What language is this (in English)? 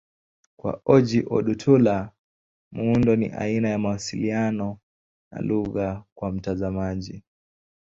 Swahili